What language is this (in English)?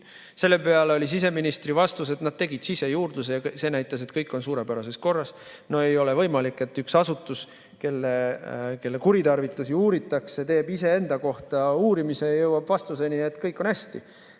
Estonian